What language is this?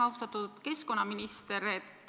Estonian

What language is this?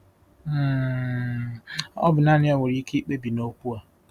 Igbo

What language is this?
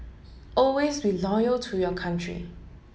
English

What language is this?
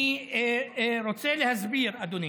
Hebrew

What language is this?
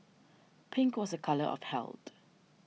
English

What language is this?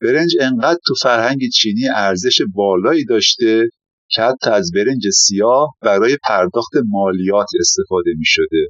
Persian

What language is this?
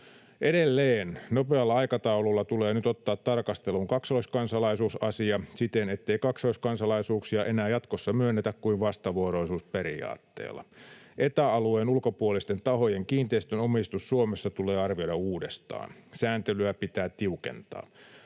Finnish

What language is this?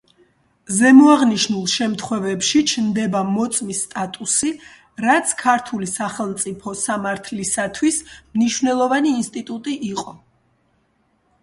Georgian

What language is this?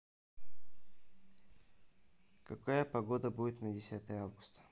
Russian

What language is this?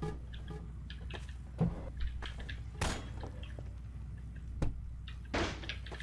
Portuguese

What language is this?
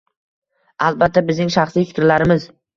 Uzbek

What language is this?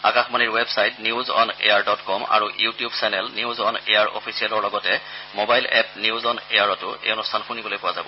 Assamese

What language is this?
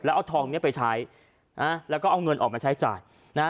Thai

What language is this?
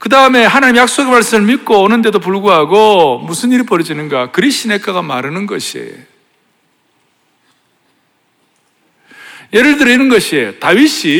Korean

